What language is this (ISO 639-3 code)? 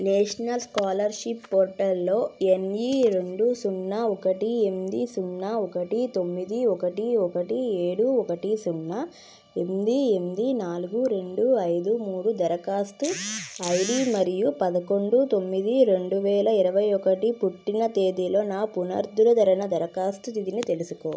tel